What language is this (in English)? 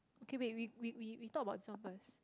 English